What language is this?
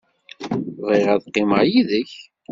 Kabyle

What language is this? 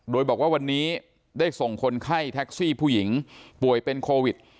Thai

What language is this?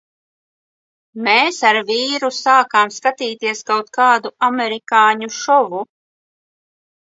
Latvian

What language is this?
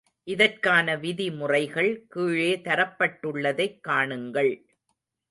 Tamil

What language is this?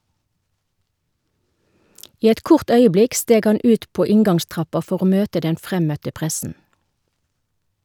Norwegian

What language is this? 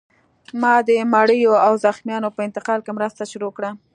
Pashto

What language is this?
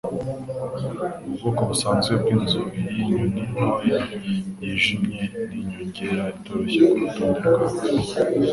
Kinyarwanda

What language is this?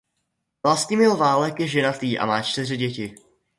Czech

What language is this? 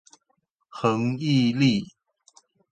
Chinese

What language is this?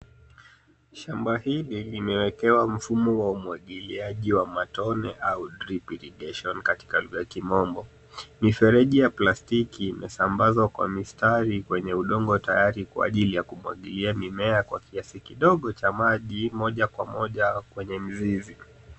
Swahili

